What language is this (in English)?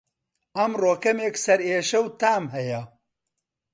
Central Kurdish